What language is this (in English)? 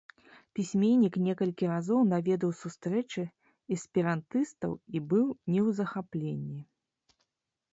Belarusian